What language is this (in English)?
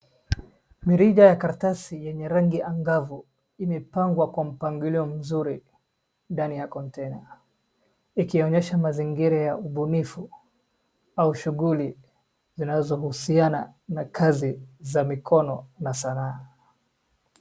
Swahili